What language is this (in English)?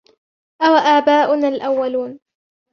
Arabic